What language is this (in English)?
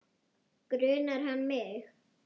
Icelandic